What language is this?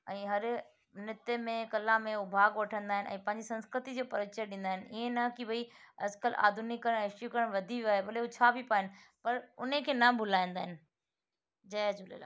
Sindhi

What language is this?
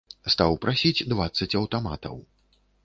Belarusian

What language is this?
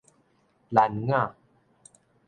Min Nan Chinese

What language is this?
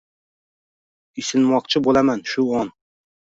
Uzbek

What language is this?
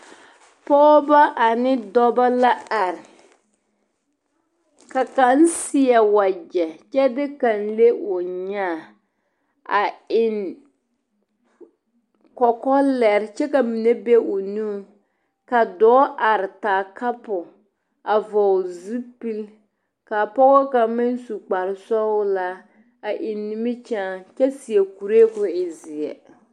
Southern Dagaare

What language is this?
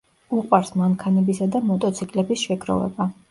Georgian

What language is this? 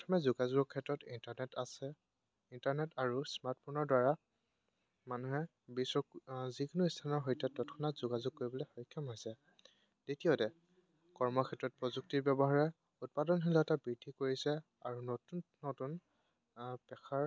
Assamese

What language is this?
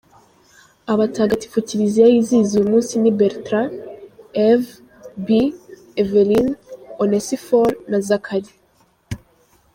Kinyarwanda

